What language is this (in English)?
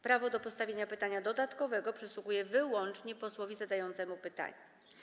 Polish